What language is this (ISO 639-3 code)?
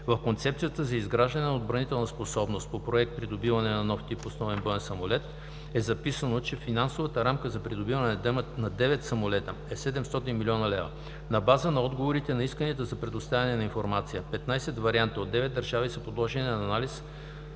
bul